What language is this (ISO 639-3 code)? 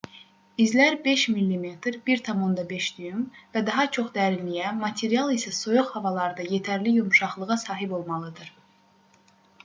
aze